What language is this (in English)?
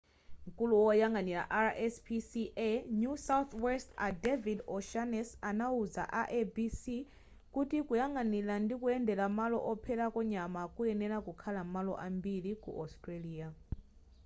Nyanja